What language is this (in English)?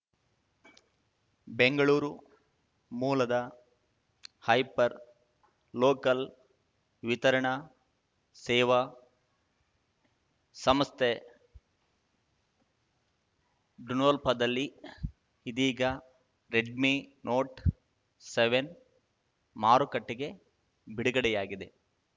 Kannada